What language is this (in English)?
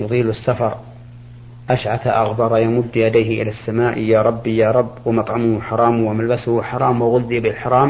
Arabic